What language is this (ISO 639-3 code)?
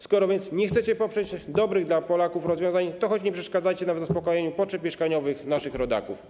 pol